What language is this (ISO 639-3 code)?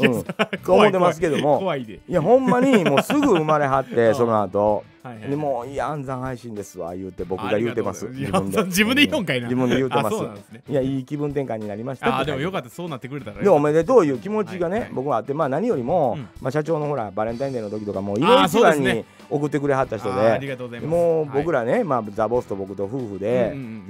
jpn